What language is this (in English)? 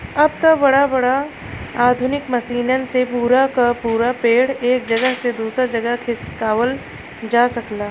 Bhojpuri